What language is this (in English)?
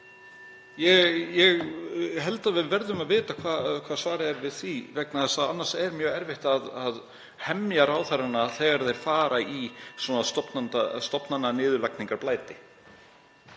Icelandic